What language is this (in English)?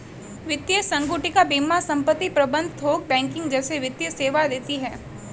Hindi